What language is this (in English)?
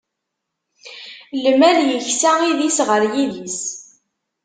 Kabyle